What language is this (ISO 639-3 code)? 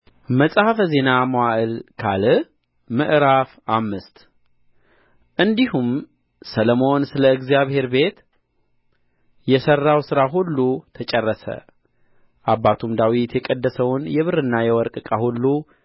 amh